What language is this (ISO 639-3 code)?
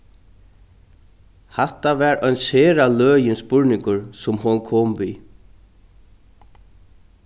fao